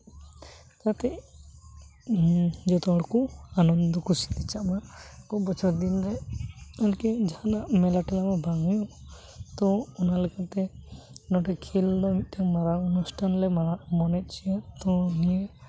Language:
Santali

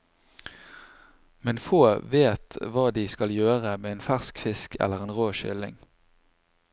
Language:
Norwegian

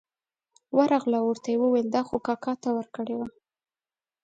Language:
Pashto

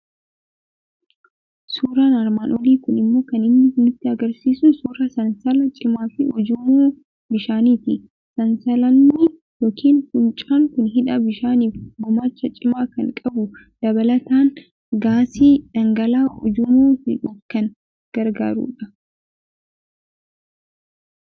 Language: Oromo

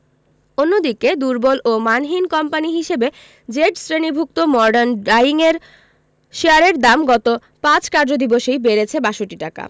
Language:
Bangla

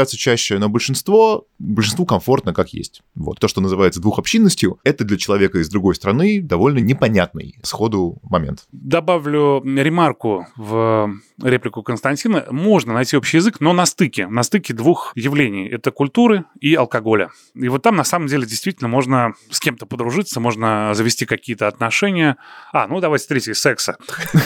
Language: Russian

